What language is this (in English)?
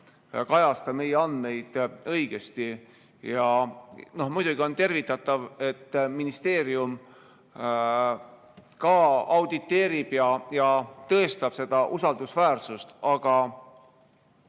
Estonian